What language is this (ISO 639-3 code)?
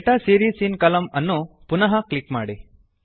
kan